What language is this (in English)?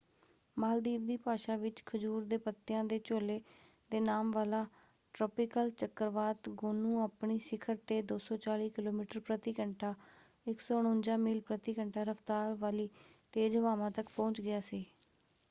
Punjabi